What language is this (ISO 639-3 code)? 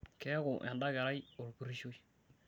mas